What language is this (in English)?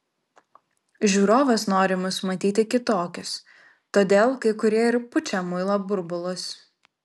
Lithuanian